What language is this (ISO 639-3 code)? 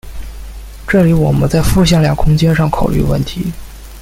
zho